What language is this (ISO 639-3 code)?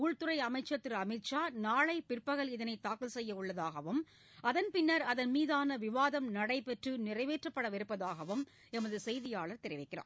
tam